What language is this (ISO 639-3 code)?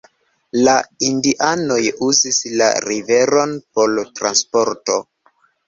epo